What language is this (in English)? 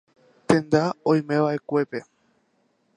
Guarani